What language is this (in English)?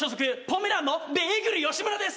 Japanese